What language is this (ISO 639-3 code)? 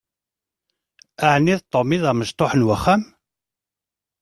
kab